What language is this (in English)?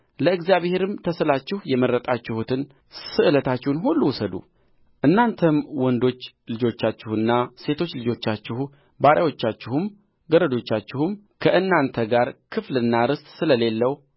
Amharic